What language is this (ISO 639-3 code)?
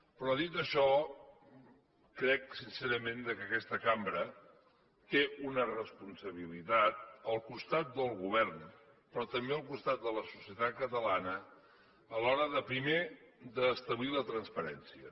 cat